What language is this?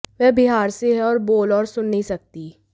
Hindi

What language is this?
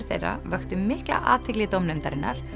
Icelandic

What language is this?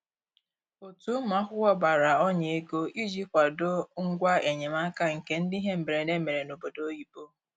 Igbo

